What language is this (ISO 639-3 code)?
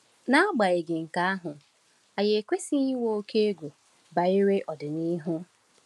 ibo